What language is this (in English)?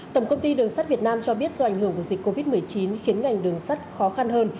Vietnamese